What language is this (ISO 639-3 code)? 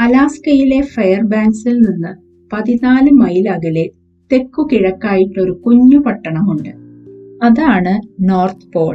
mal